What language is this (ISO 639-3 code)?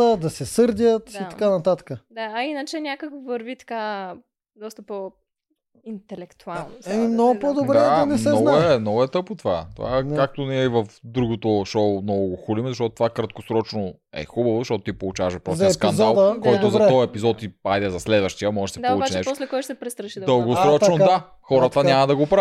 bul